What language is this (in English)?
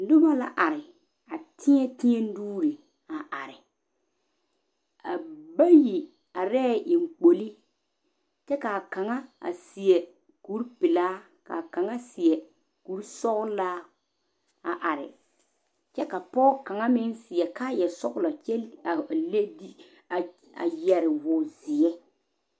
Southern Dagaare